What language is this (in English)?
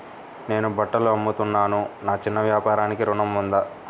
Telugu